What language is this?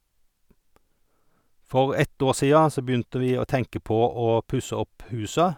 Norwegian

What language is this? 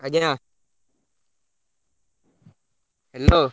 Odia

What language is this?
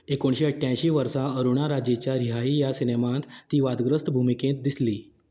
Konkani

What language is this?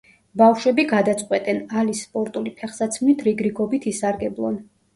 Georgian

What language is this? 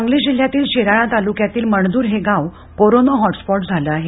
Marathi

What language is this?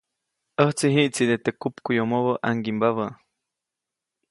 Copainalá Zoque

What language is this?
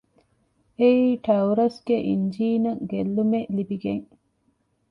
Divehi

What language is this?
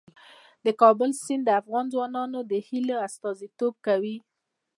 Pashto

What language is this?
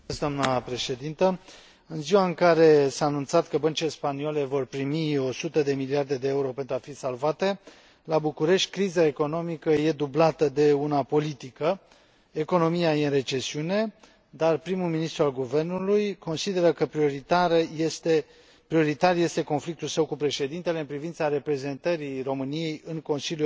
Romanian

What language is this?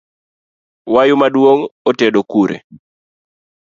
Luo (Kenya and Tanzania)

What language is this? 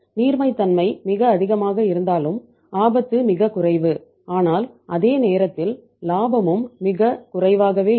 Tamil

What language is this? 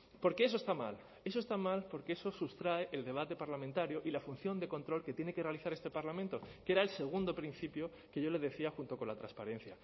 Spanish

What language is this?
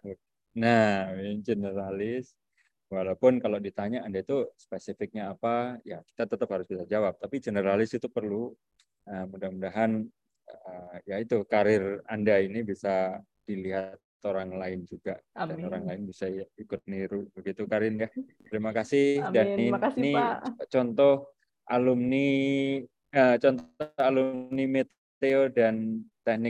Indonesian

